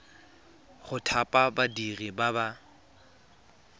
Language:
Tswana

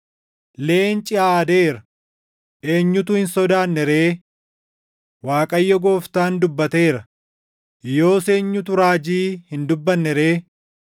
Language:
Oromo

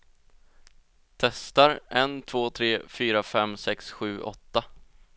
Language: Swedish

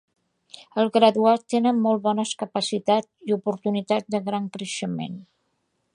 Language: Catalan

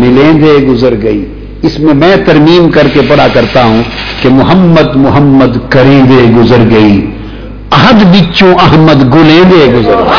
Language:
Urdu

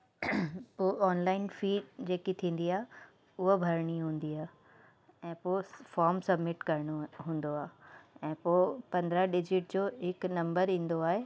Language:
Sindhi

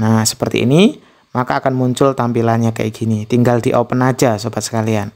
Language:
Indonesian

